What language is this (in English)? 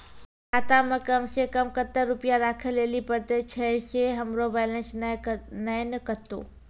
Maithili